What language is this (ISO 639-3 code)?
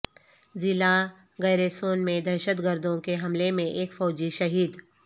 urd